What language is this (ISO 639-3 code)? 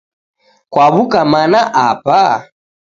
dav